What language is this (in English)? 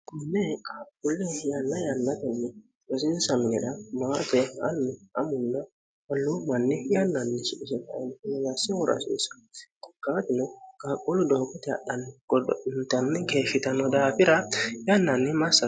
Sidamo